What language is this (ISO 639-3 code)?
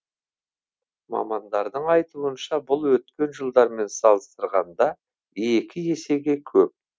kaz